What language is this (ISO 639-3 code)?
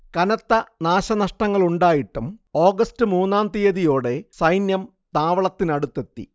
mal